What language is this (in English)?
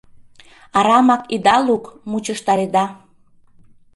Mari